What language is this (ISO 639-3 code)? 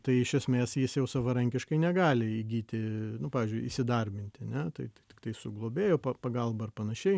lit